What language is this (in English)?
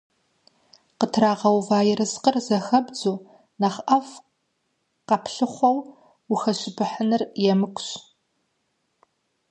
Kabardian